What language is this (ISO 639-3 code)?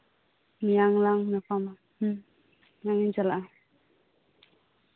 sat